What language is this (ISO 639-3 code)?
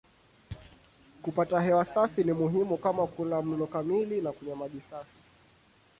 swa